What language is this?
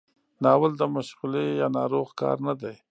Pashto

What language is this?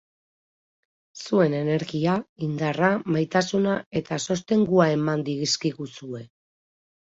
Basque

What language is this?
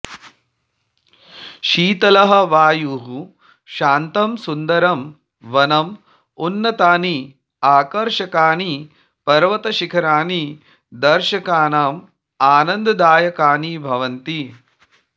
Sanskrit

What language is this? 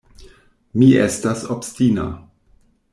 Esperanto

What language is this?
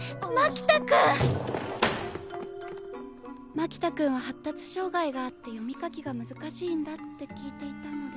Japanese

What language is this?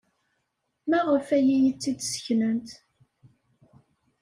Kabyle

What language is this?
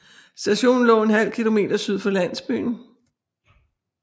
Danish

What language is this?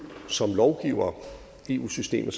Danish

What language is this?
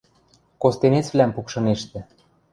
Western Mari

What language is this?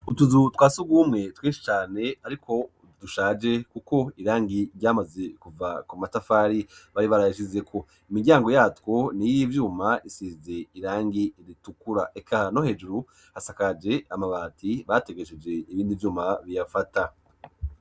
Rundi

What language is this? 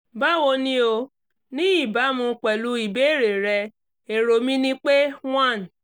Yoruba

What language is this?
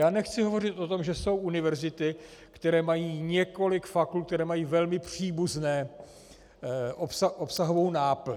Czech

